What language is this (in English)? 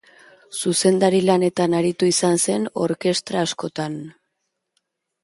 Basque